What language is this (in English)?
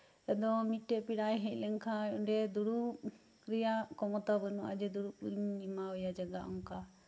Santali